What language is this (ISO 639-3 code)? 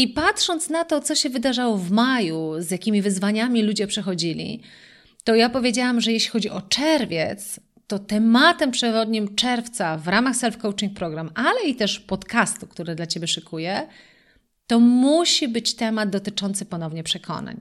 pol